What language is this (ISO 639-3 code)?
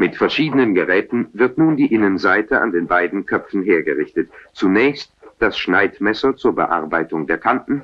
deu